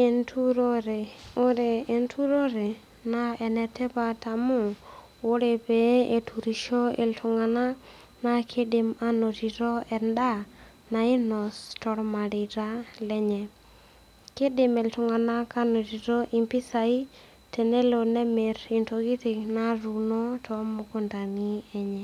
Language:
Masai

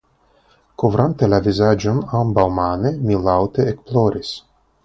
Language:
Esperanto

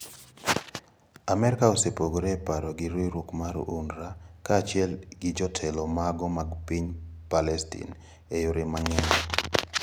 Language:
Luo (Kenya and Tanzania)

